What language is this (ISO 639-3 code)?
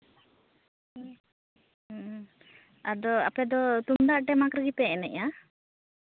sat